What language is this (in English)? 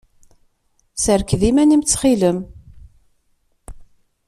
Kabyle